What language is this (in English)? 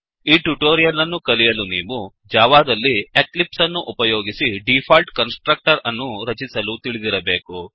Kannada